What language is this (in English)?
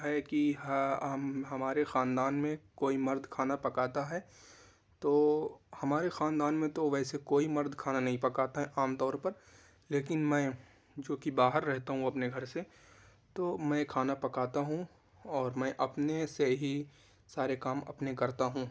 Urdu